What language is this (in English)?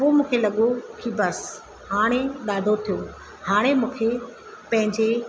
Sindhi